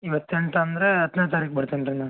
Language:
Kannada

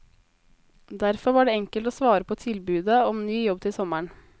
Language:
Norwegian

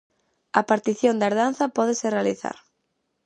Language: Galician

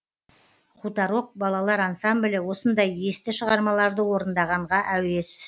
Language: Kazakh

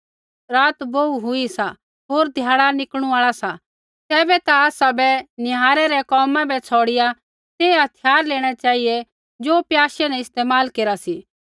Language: Kullu Pahari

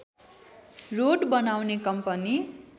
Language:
Nepali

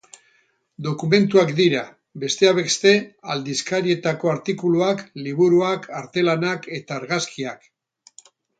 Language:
Basque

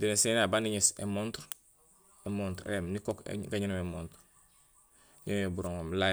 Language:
Gusilay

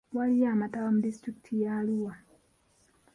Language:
Ganda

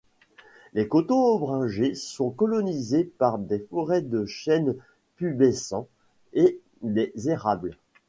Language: French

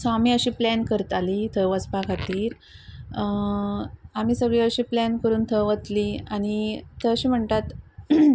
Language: Konkani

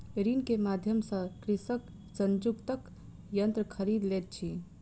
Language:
Maithili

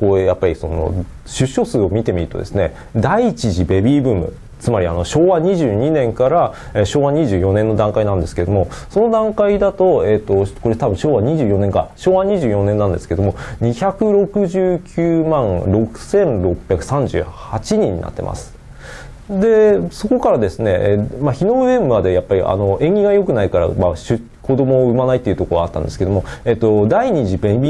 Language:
Japanese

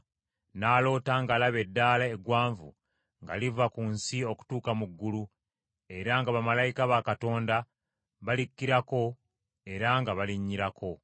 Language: Ganda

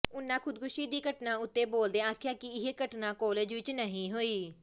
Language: Punjabi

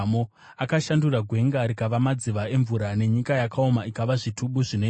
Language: Shona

